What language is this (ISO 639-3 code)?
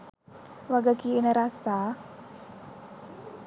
sin